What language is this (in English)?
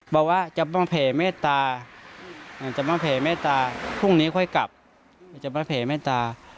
Thai